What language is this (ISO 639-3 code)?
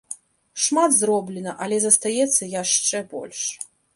bel